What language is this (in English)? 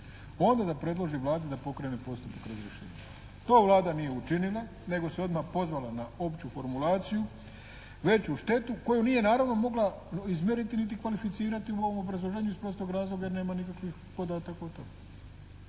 Croatian